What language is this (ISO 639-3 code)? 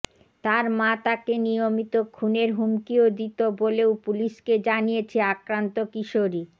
ben